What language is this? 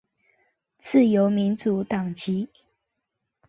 Chinese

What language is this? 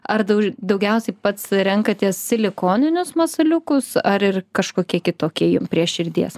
Lithuanian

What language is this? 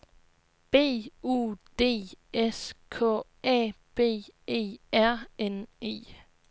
Danish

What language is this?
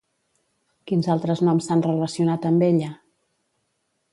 Catalan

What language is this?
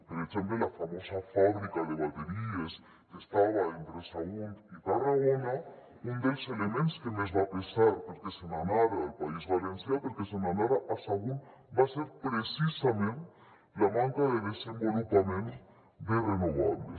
Catalan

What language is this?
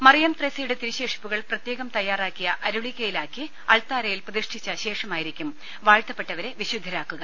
Malayalam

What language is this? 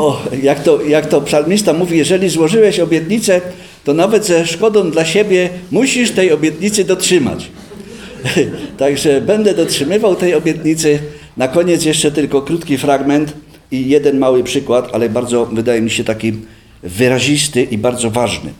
Polish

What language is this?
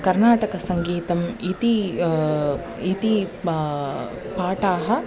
Sanskrit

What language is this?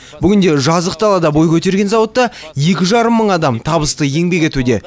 Kazakh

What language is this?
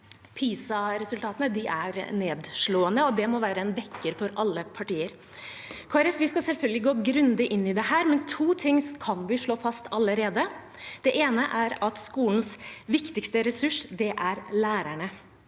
Norwegian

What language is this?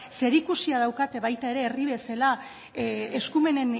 Basque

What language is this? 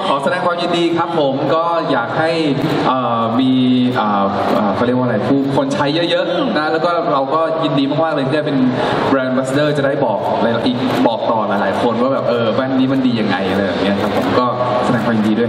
Thai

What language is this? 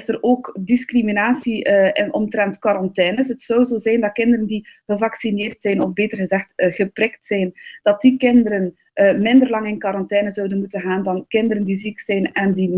Dutch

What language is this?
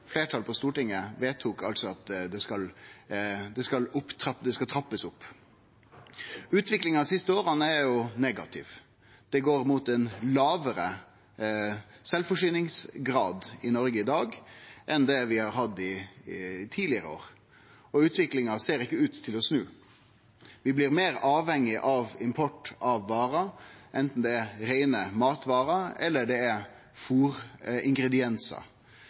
Norwegian Nynorsk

